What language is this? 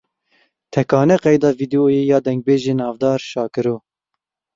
Kurdish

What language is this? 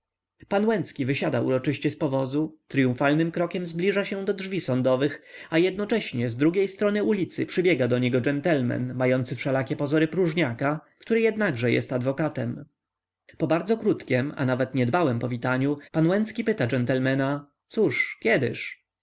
Polish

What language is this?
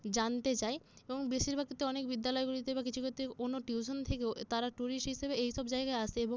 Bangla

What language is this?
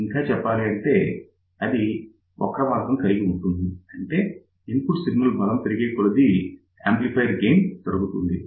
Telugu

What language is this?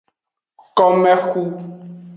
Aja (Benin)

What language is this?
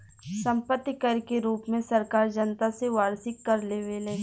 Bhojpuri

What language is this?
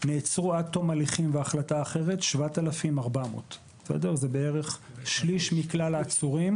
Hebrew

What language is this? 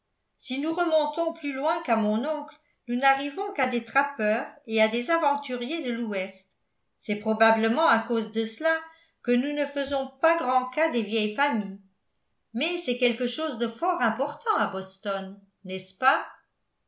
French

